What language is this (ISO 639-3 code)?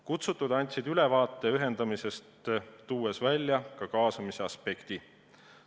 est